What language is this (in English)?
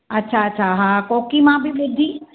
Sindhi